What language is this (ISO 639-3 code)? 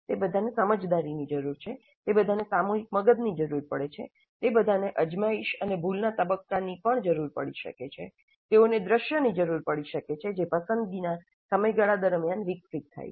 guj